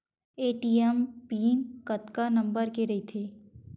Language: Chhattisgarhi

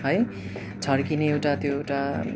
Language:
Nepali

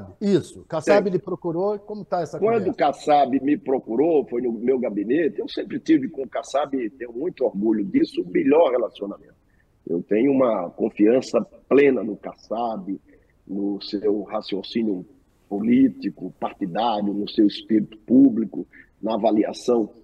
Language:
Portuguese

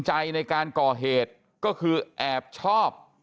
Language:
Thai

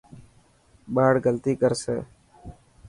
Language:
Dhatki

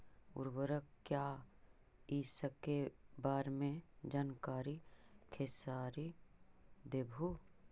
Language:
Magahi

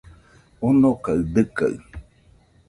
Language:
Nüpode Huitoto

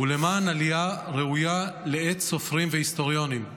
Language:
Hebrew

